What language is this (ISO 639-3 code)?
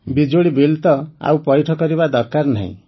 ori